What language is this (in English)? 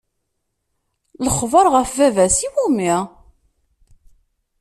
Kabyle